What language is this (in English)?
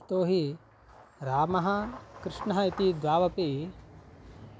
Sanskrit